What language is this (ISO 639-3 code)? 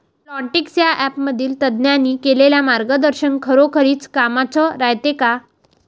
mar